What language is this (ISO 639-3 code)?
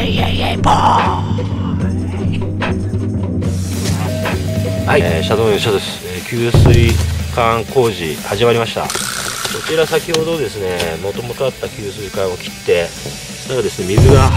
jpn